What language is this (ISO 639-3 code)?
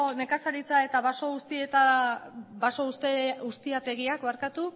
eus